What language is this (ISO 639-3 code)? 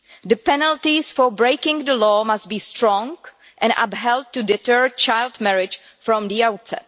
eng